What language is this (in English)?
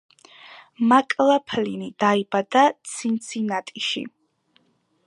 Georgian